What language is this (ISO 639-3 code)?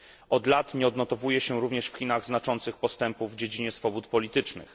pol